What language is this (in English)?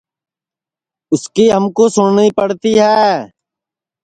Sansi